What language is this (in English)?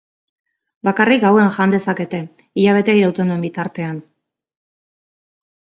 Basque